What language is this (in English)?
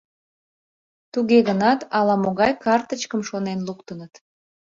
Mari